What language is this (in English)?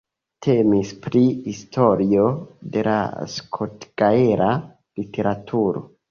Esperanto